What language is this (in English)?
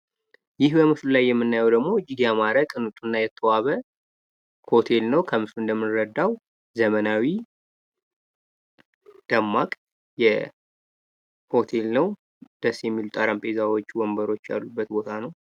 Amharic